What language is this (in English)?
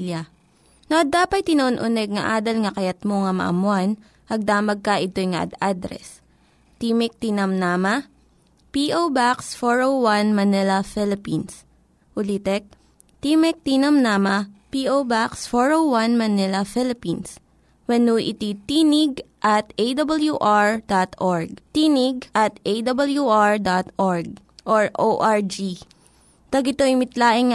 Filipino